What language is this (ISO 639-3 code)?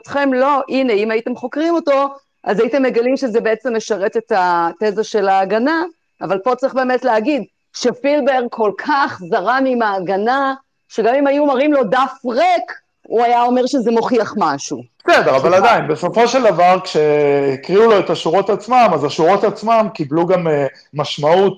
heb